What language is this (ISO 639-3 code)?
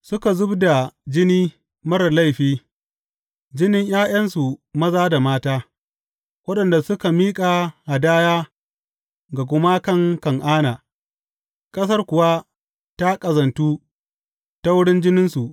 hau